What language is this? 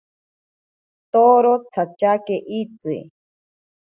Ashéninka Perené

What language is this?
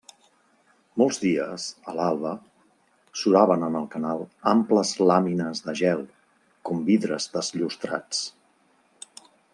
Catalan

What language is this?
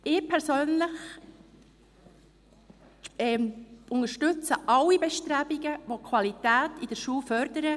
Swiss German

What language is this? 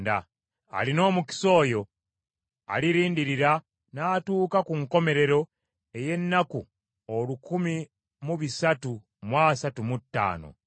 Ganda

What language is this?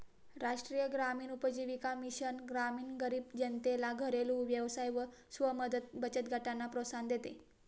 Marathi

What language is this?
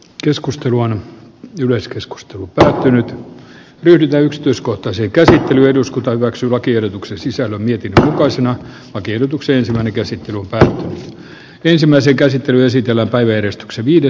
Finnish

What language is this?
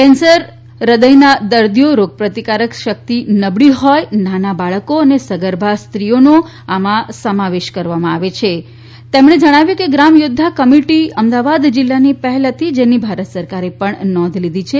Gujarati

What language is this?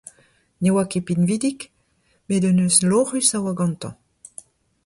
Breton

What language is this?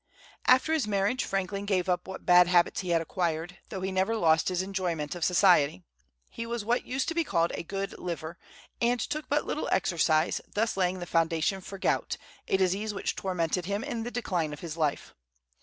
English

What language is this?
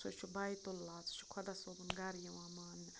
Kashmiri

